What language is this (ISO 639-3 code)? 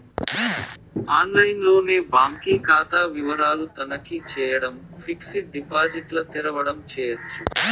tel